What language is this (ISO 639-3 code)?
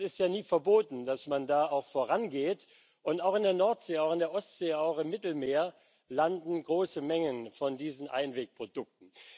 deu